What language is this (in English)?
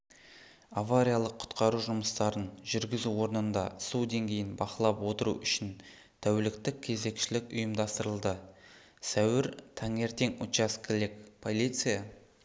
Kazakh